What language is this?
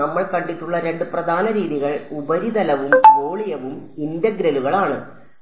Malayalam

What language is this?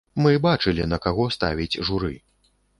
Belarusian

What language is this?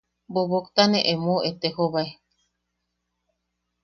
Yaqui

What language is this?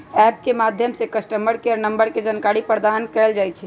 Magahi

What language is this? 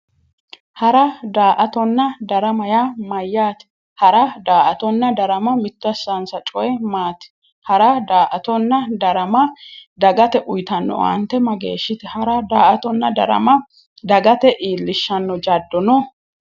Sidamo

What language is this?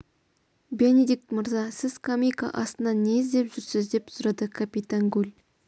Kazakh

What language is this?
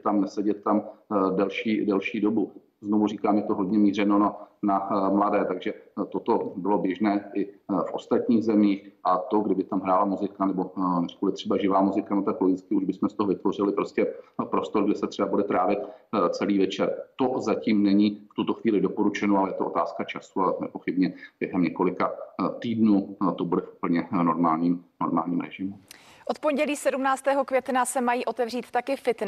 Czech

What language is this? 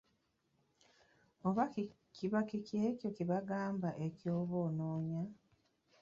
Ganda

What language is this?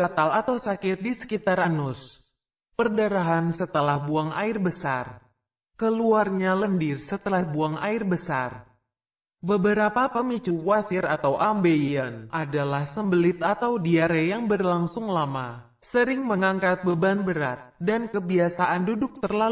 Indonesian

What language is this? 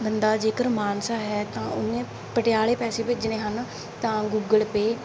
Punjabi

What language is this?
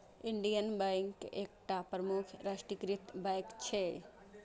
Maithili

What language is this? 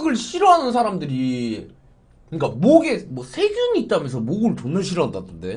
Korean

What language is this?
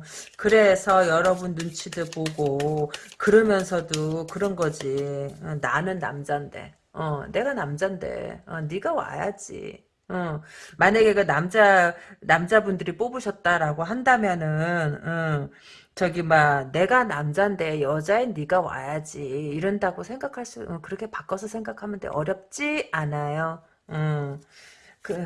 Korean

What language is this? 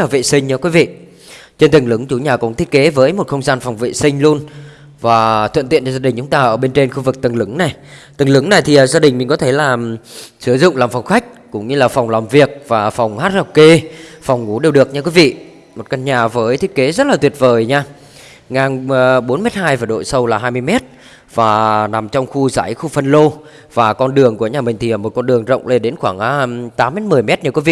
Vietnamese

